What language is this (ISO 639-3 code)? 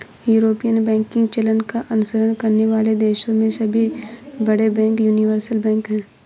hin